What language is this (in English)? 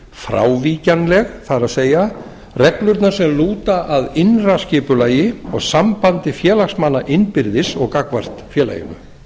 Icelandic